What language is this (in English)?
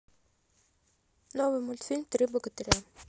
Russian